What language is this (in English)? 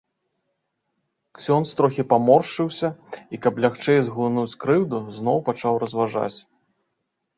Belarusian